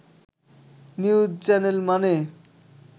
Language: Bangla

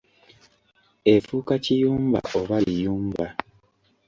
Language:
Ganda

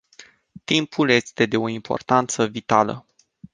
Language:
Romanian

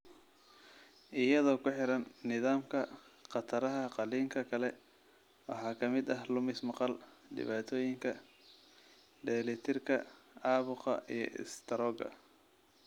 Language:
Somali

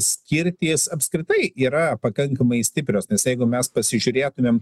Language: Lithuanian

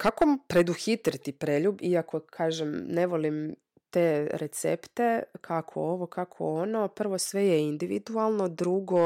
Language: Croatian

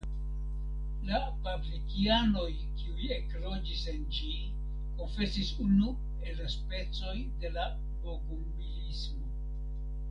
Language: Esperanto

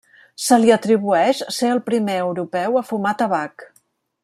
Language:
Catalan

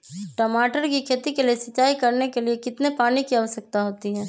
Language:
Magahi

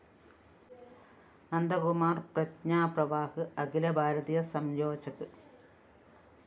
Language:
Malayalam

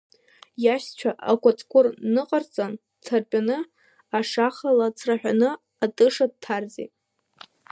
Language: Abkhazian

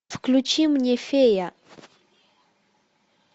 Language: Russian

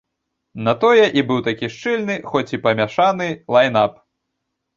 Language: Belarusian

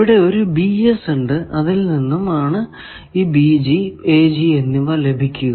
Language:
Malayalam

